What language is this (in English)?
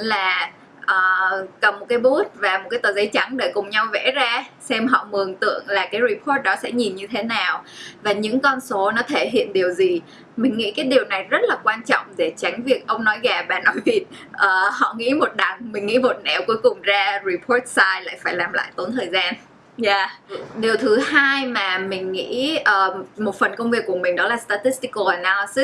Vietnamese